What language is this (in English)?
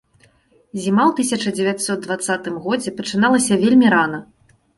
Belarusian